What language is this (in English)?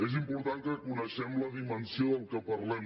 Catalan